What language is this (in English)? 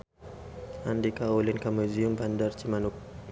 Sundanese